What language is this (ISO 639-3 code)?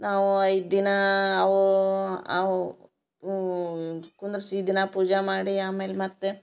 kan